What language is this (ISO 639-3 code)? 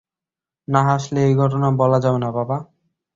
ben